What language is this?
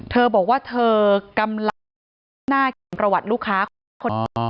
Thai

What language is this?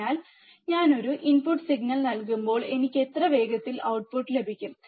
Malayalam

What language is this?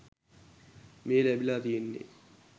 Sinhala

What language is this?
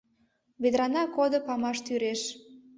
Mari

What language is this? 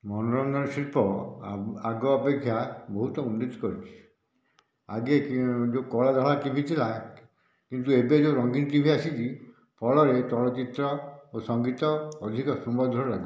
Odia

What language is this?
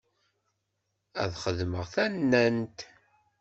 Kabyle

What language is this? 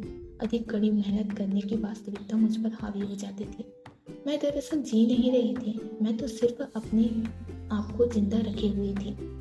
Hindi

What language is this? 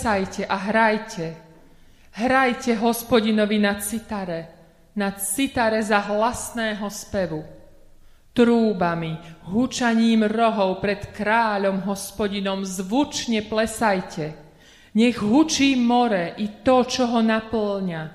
Slovak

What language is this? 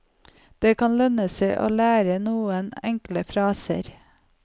Norwegian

